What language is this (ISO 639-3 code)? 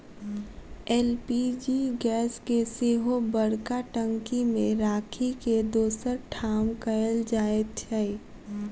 mai